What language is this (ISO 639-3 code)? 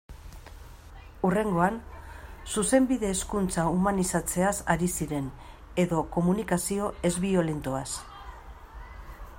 eus